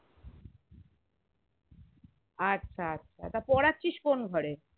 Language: Bangla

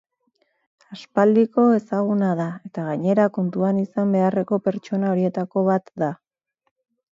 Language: Basque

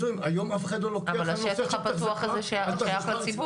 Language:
Hebrew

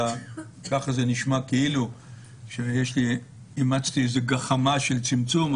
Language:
Hebrew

